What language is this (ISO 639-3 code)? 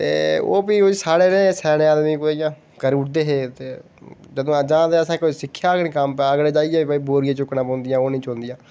doi